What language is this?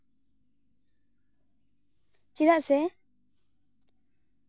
Santali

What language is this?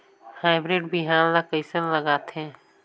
Chhattisgarhi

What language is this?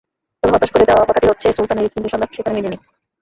Bangla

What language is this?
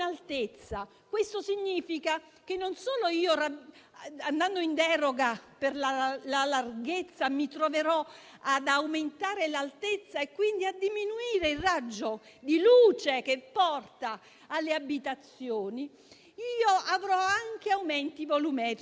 Italian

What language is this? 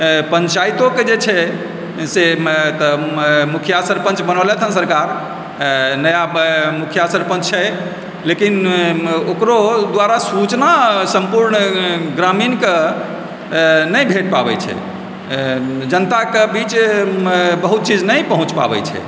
Maithili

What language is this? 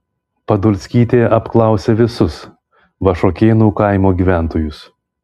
Lithuanian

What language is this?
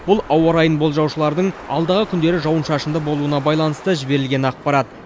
Kazakh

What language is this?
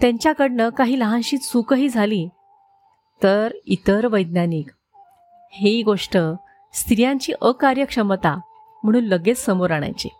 Marathi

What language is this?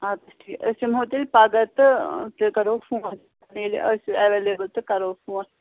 Kashmiri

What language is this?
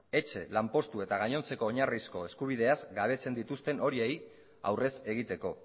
Basque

